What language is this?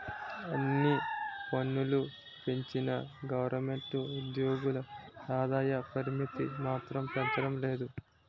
Telugu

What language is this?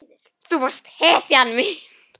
Icelandic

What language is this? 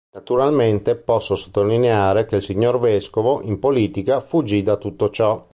Italian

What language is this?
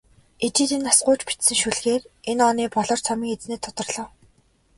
Mongolian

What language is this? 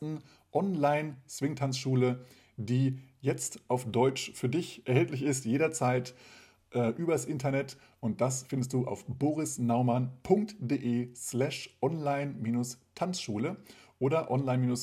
German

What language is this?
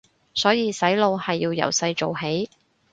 Cantonese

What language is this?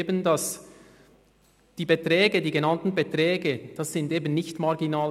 Swiss German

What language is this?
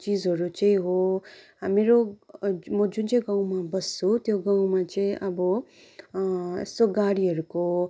Nepali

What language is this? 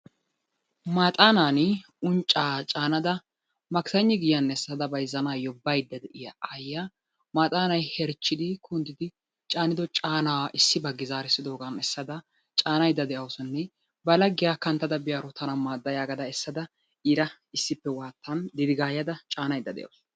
Wolaytta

